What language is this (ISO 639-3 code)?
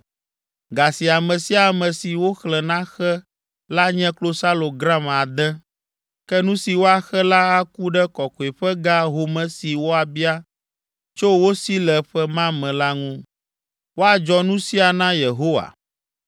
ewe